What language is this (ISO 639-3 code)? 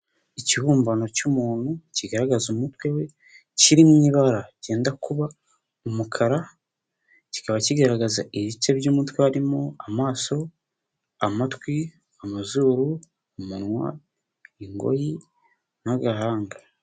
kin